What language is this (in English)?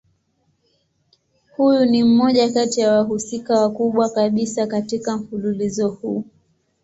Swahili